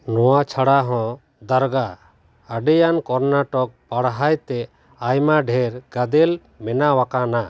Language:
Santali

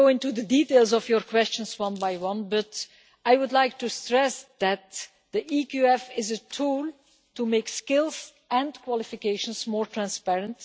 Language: English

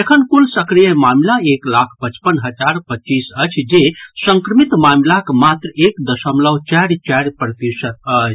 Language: Maithili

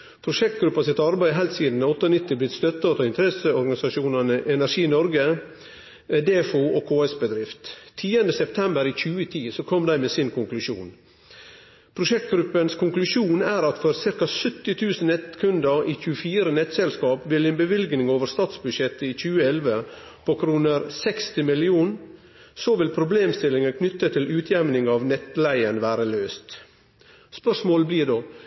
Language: Norwegian Nynorsk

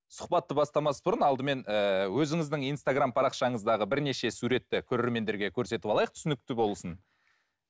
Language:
Kazakh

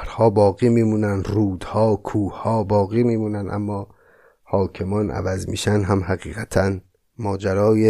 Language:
Persian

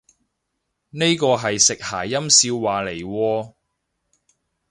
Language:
Cantonese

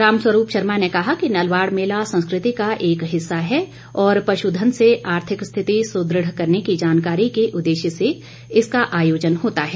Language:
Hindi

